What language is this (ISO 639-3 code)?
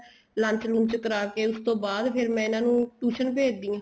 pan